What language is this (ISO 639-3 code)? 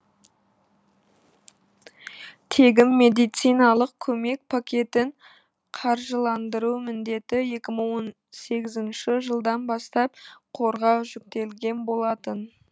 kaz